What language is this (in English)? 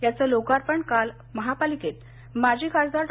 Marathi